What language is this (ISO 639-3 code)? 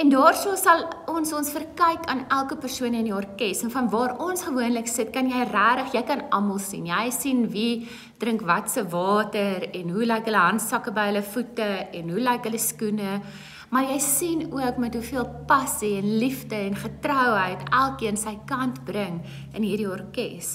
nld